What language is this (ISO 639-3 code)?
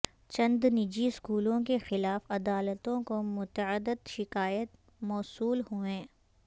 urd